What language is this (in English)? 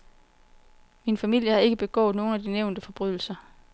Danish